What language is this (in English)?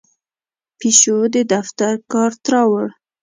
Pashto